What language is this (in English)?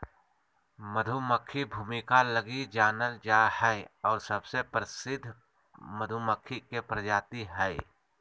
Magahi